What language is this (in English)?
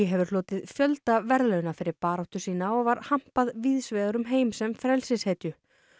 Icelandic